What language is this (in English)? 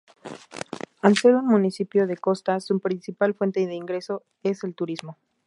Spanish